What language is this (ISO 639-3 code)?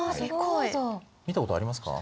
jpn